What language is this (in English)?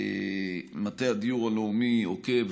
Hebrew